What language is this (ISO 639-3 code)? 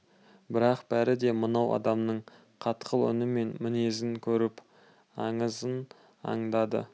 kaz